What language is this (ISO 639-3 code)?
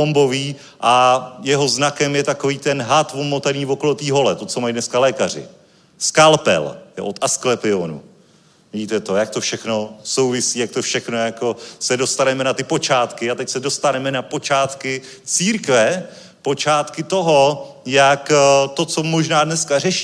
ces